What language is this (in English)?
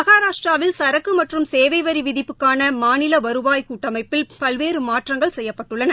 Tamil